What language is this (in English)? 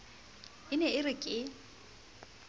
Southern Sotho